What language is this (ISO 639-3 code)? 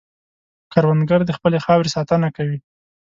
pus